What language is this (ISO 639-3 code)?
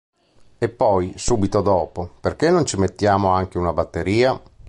ita